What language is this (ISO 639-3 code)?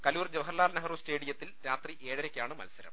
mal